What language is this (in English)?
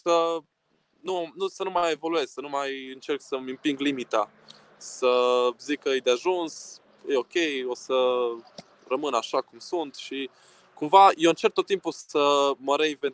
Romanian